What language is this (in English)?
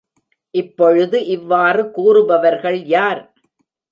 Tamil